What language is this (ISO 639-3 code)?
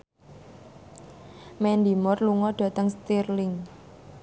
jav